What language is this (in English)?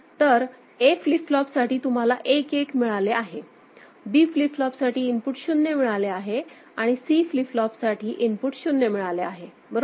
Marathi